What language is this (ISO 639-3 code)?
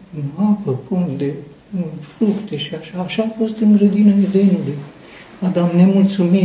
ron